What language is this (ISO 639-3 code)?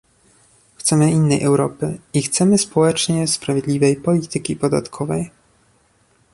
pol